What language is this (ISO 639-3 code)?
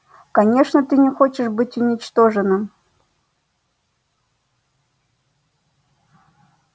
rus